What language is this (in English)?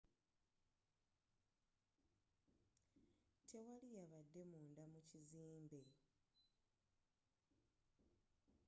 Ganda